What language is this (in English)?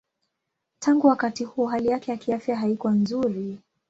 Swahili